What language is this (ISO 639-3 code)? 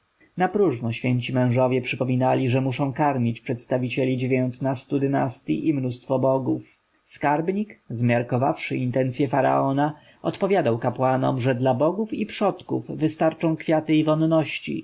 pol